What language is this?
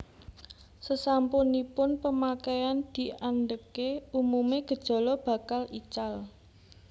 Javanese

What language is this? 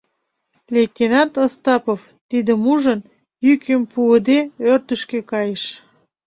Mari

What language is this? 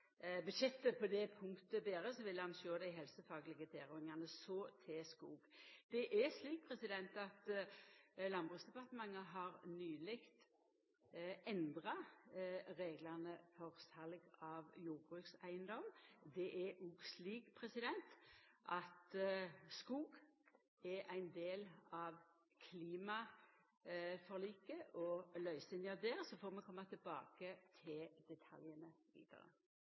Norwegian Nynorsk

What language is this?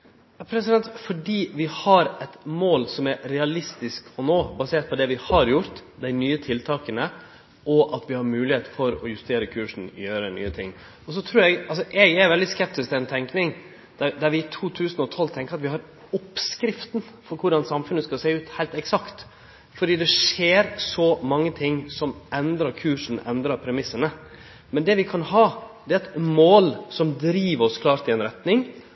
Norwegian Nynorsk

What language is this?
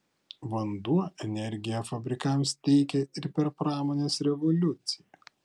Lithuanian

